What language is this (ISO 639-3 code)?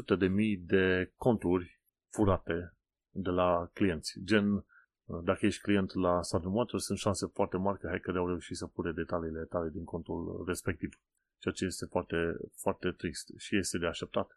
ron